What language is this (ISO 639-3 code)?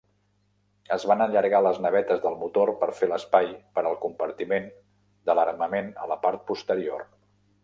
cat